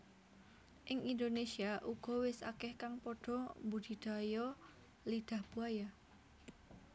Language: Javanese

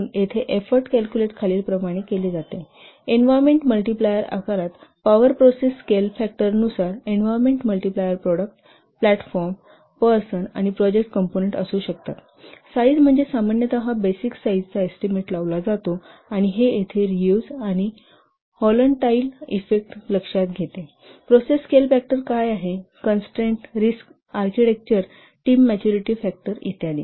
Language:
Marathi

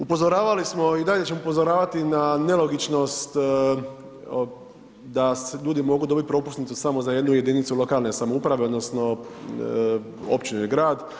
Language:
Croatian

